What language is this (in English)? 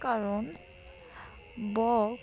Bangla